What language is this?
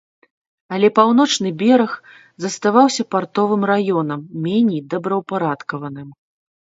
Belarusian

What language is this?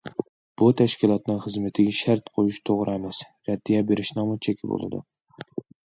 Uyghur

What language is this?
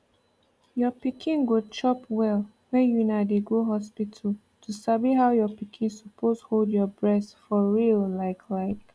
Nigerian Pidgin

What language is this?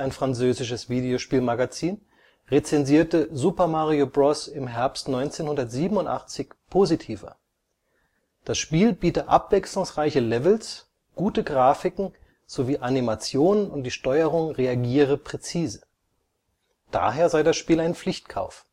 German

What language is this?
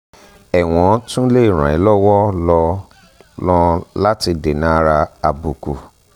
Yoruba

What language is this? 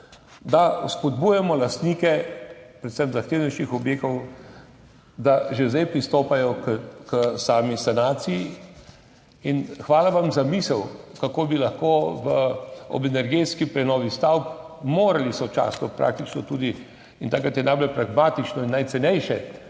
Slovenian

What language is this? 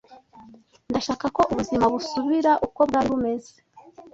Kinyarwanda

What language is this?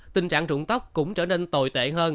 Vietnamese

